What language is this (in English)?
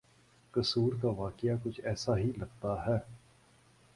Urdu